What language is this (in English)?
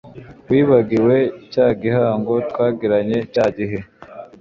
Kinyarwanda